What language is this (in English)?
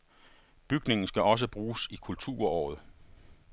Danish